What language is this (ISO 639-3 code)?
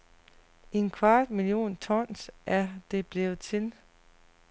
dan